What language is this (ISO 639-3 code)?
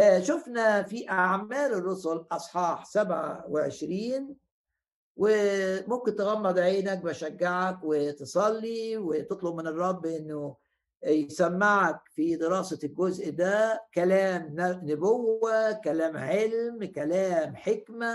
ara